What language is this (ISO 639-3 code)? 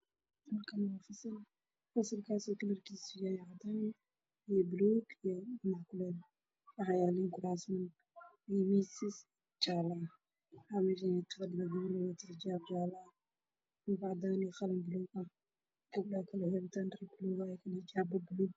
som